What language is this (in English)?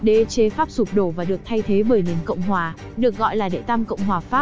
Vietnamese